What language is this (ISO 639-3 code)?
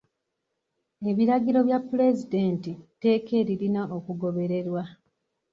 lug